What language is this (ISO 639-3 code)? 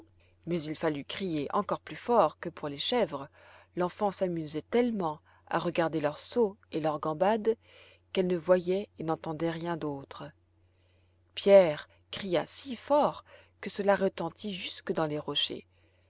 fra